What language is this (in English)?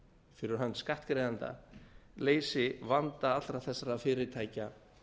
Icelandic